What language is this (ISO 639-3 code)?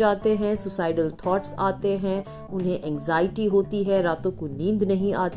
hin